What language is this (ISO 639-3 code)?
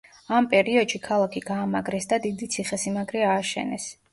kat